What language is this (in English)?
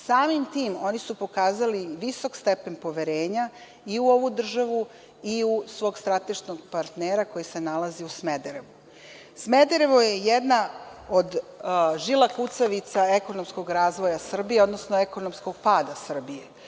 Serbian